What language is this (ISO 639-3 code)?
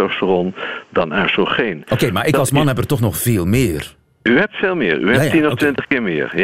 nld